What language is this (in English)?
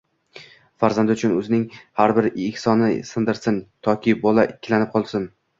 Uzbek